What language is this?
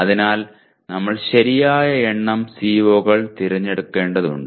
Malayalam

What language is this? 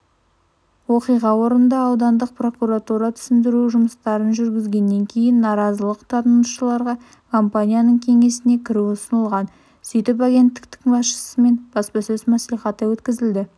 Kazakh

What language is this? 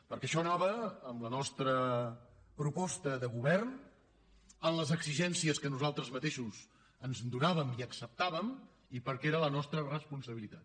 Catalan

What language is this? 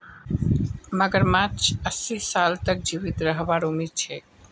Magahi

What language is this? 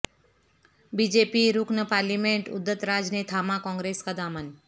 Urdu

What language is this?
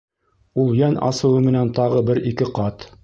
Bashkir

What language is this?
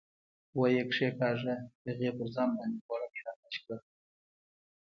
Pashto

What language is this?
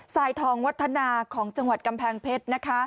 Thai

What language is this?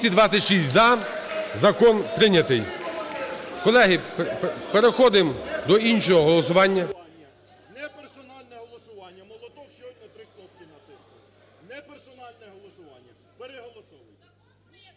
Ukrainian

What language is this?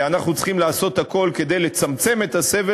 Hebrew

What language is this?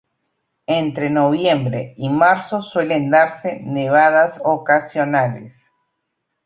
Spanish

